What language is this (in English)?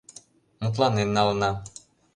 Mari